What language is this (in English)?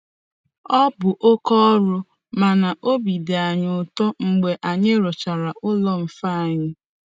Igbo